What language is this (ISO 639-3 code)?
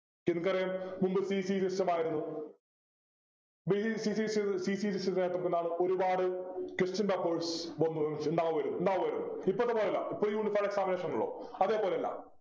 mal